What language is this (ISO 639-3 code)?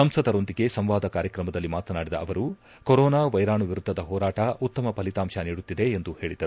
kan